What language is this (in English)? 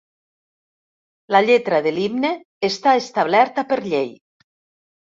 Catalan